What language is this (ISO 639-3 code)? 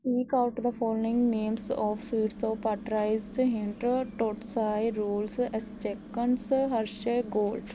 pan